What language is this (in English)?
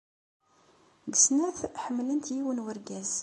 Kabyle